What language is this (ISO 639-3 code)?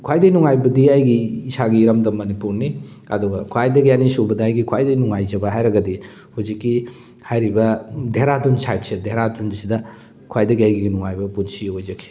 mni